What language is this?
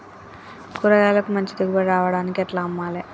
Telugu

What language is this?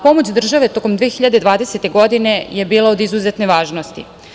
Serbian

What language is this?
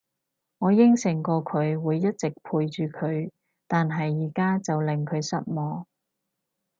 Cantonese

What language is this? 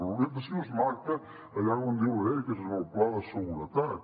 Catalan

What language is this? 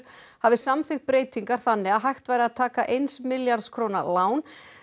Icelandic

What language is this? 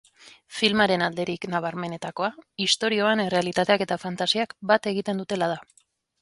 Basque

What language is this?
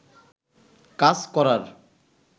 Bangla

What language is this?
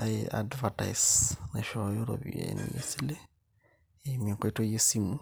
Masai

